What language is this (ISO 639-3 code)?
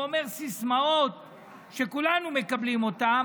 heb